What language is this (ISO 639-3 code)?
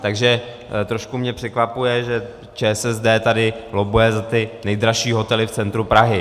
ces